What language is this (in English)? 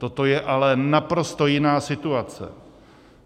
Czech